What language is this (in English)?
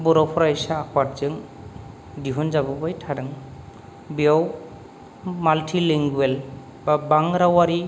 Bodo